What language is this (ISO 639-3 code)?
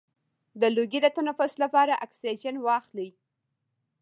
pus